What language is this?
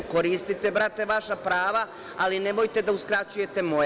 Serbian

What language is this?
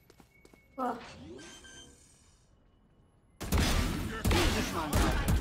Turkish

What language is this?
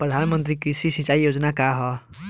Bhojpuri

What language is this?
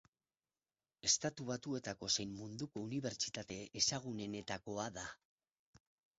Basque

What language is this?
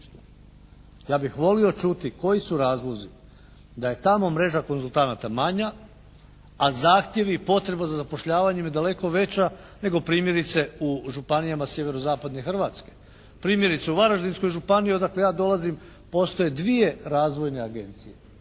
Croatian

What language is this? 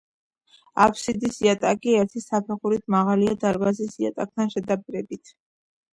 Georgian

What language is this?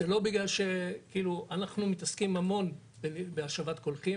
Hebrew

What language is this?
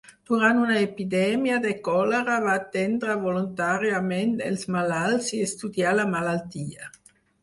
Catalan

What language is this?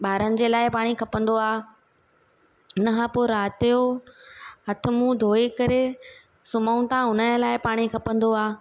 Sindhi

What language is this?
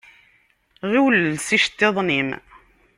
Kabyle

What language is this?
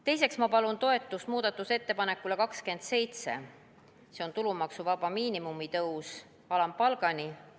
Estonian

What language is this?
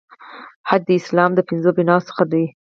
Pashto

